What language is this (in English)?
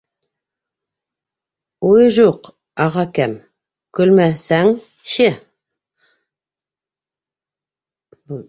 Bashkir